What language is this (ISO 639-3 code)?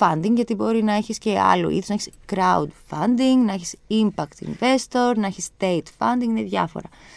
ell